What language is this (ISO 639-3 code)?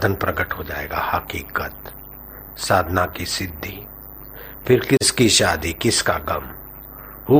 hin